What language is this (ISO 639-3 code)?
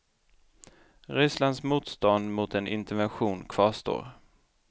swe